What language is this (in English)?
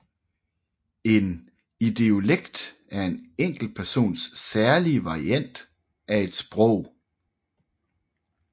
Danish